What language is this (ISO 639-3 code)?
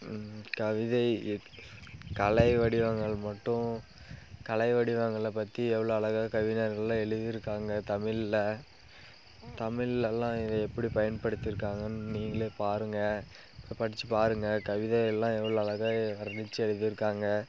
tam